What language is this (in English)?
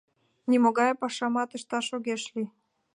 Mari